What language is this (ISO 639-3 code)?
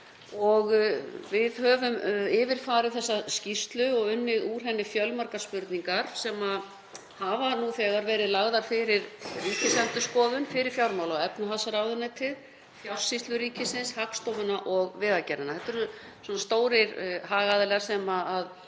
isl